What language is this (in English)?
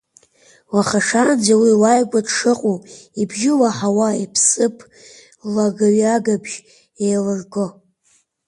Abkhazian